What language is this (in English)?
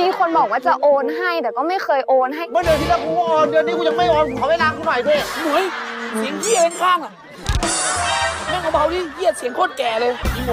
Thai